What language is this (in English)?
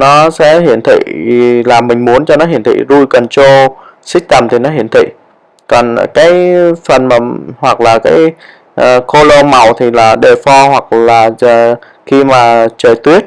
Vietnamese